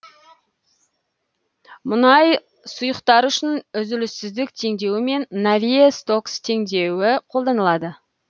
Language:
Kazakh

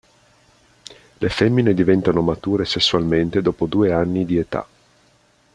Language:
Italian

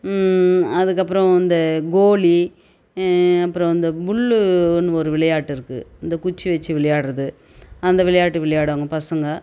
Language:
Tamil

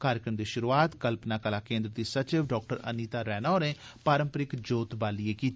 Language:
Dogri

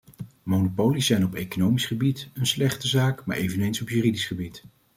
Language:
Dutch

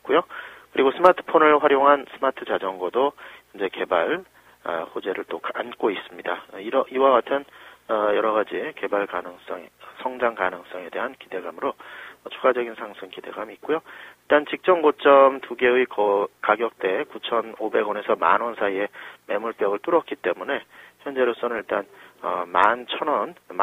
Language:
Korean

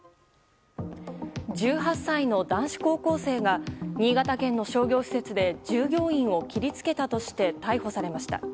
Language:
Japanese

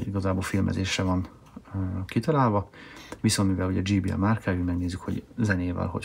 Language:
Hungarian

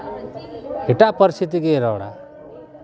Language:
Santali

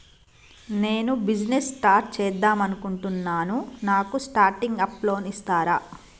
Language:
Telugu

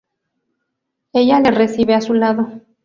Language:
Spanish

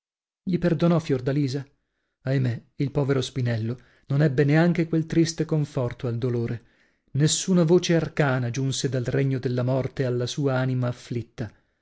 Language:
Italian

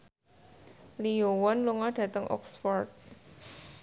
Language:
Javanese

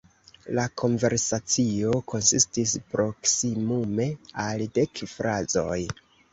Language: Esperanto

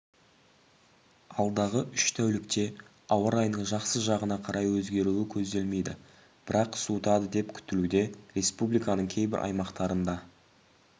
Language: Kazakh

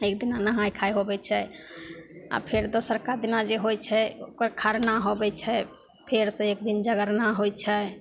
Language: Maithili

